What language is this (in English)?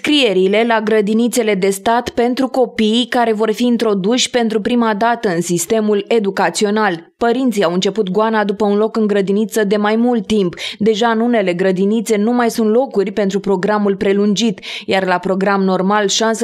Romanian